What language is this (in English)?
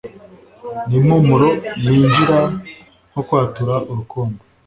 Kinyarwanda